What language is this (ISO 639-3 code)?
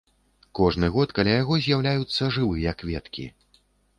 bel